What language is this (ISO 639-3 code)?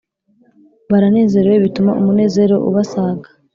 kin